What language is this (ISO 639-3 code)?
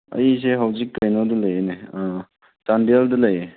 mni